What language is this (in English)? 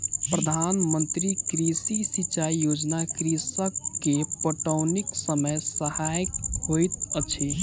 Maithili